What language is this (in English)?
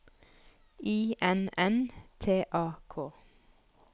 Norwegian